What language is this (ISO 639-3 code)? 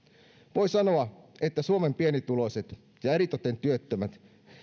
fin